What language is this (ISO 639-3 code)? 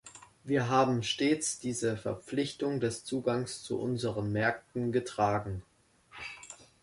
deu